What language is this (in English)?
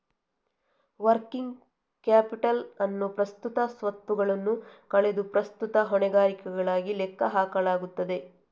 Kannada